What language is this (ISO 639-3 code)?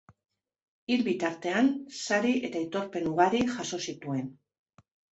eus